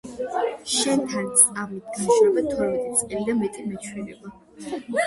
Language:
Georgian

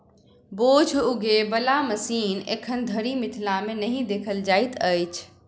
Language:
Maithili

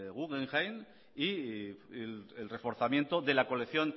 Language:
Spanish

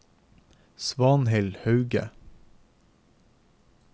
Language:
Norwegian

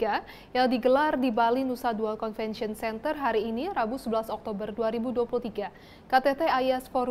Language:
Indonesian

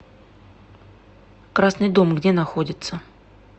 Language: Russian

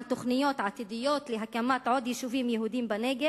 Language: Hebrew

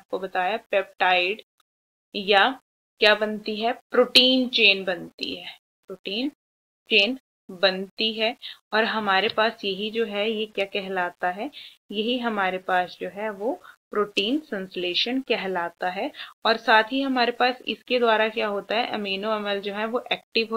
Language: Hindi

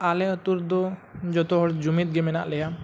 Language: Santali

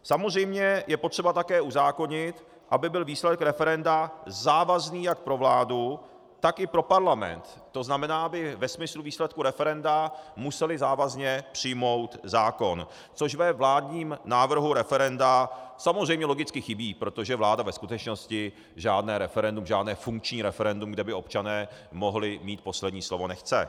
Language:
Czech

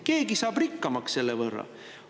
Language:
Estonian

